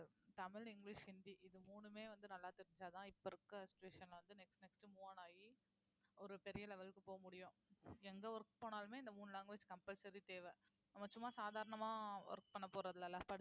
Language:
Tamil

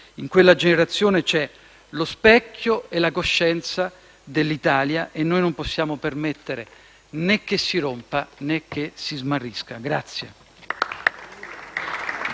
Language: Italian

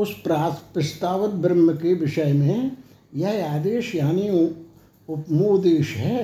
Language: Hindi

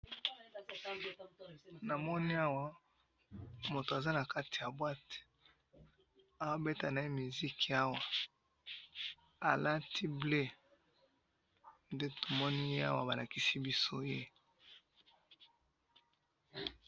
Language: Lingala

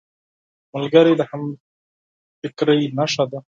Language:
Pashto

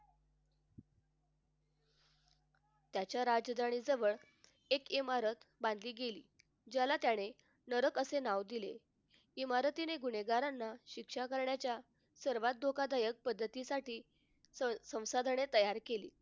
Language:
Marathi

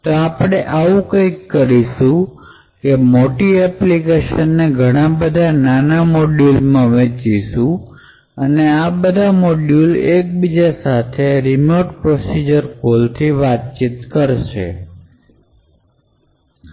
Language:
Gujarati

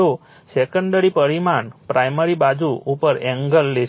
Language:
Gujarati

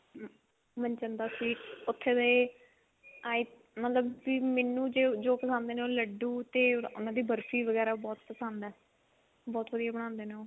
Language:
Punjabi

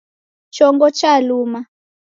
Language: Taita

